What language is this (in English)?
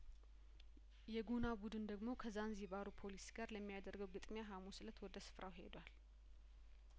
Amharic